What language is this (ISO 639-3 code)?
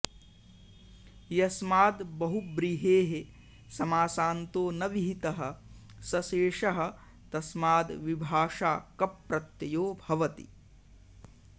san